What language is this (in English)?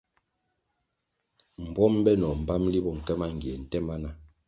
Kwasio